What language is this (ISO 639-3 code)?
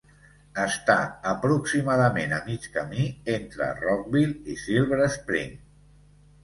cat